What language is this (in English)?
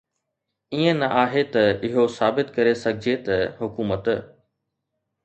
Sindhi